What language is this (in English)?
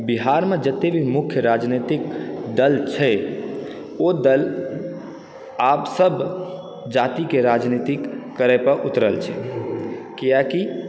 Maithili